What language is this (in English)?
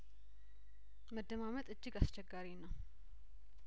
Amharic